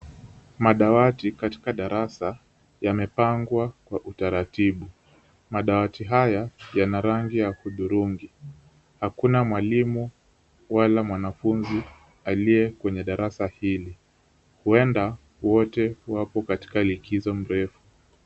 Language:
Swahili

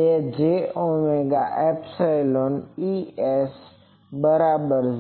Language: Gujarati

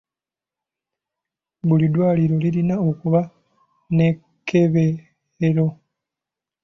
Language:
Ganda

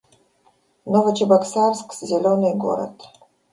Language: Russian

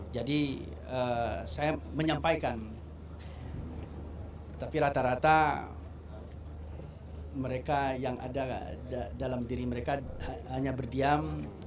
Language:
Indonesian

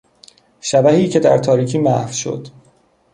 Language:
Persian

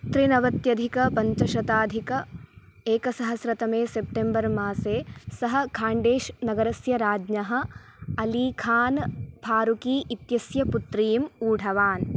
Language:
Sanskrit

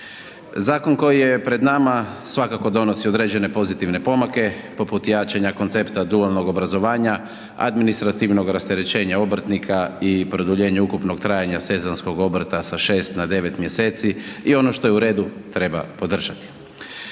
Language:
Croatian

